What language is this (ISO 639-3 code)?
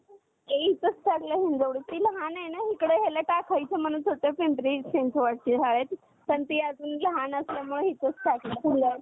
mar